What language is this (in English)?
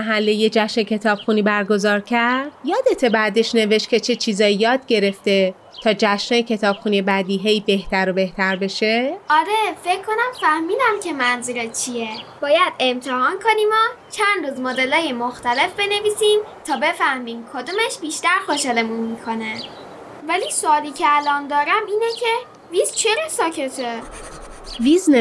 Persian